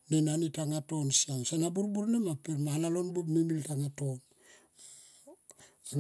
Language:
Tomoip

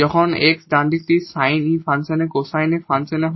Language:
Bangla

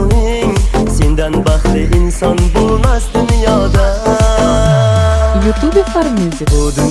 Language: Turkish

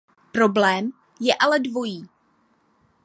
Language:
Czech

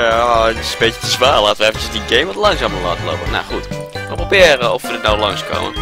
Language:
Dutch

